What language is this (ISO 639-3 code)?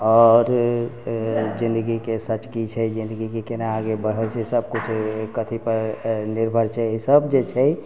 mai